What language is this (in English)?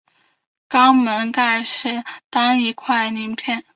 Chinese